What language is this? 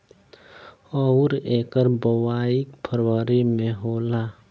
Bhojpuri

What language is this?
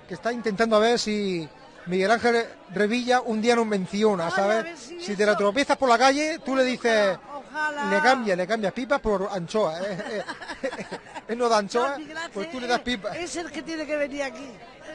Spanish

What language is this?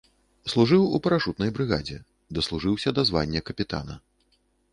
Belarusian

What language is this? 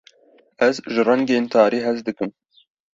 Kurdish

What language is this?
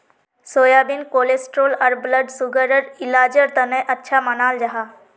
Magahi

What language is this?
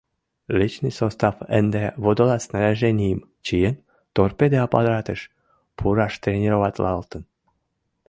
Mari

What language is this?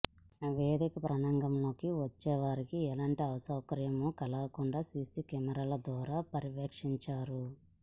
Telugu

